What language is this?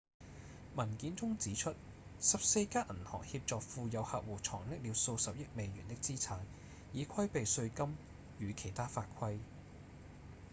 Cantonese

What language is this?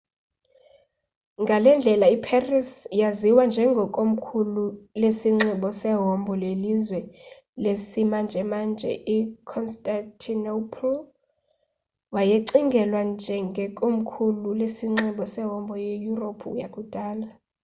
Xhosa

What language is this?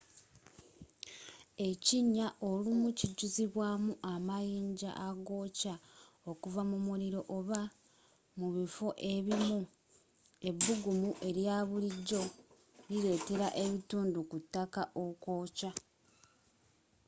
Ganda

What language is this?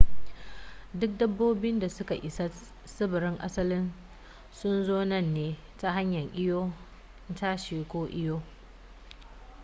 Hausa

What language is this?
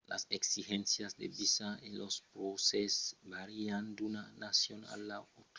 Occitan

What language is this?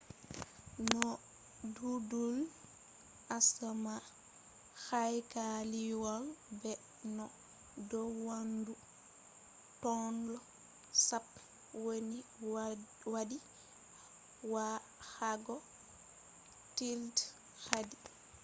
Fula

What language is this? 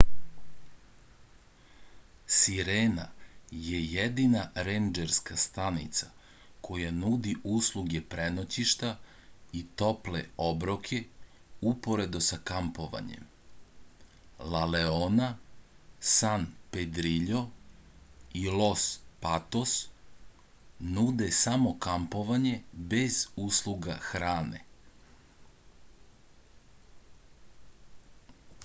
Serbian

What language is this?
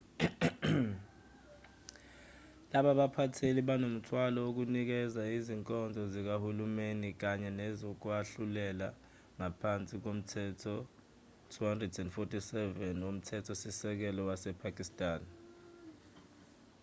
Zulu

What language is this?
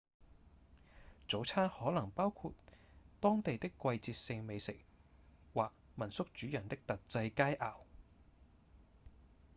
Cantonese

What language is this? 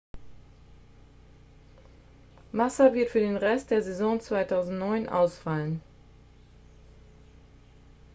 German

